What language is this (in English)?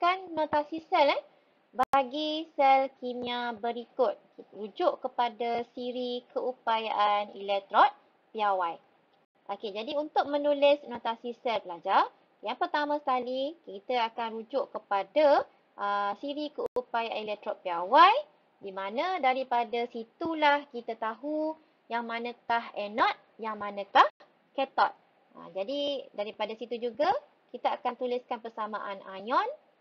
Malay